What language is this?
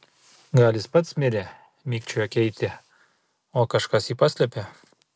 Lithuanian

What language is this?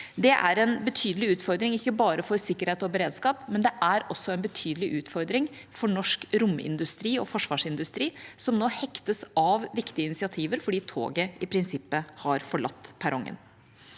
Norwegian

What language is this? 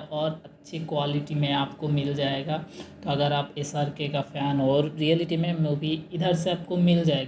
Hindi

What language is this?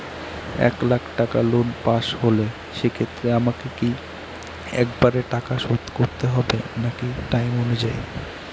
Bangla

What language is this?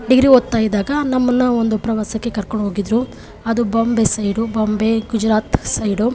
Kannada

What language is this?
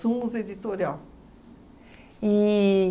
Portuguese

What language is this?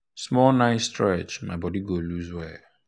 Nigerian Pidgin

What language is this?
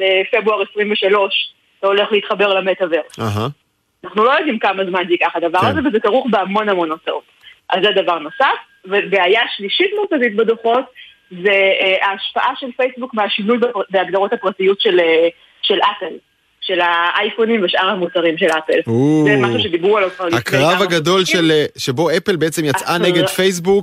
Hebrew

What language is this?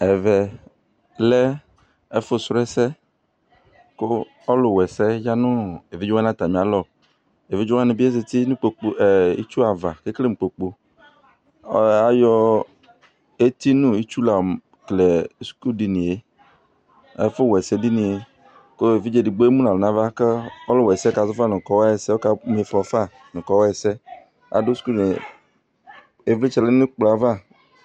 Ikposo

